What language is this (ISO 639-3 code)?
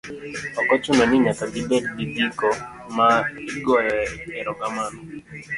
luo